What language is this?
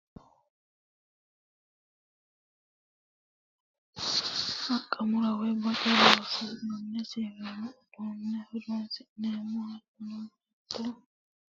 Sidamo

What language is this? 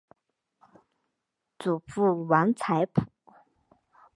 Chinese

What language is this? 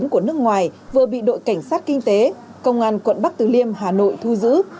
Vietnamese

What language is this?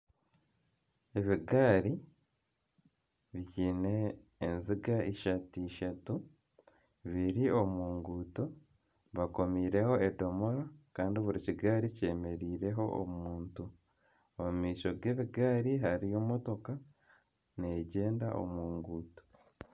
Nyankole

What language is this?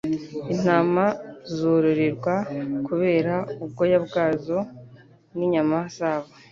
Kinyarwanda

